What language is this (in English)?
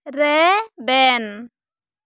Santali